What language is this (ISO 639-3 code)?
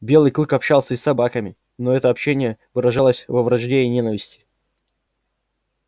rus